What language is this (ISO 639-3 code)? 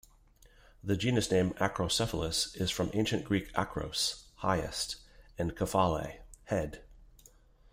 eng